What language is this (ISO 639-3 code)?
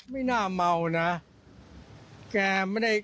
tha